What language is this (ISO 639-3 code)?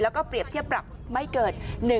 tha